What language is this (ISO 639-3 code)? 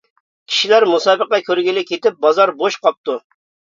uig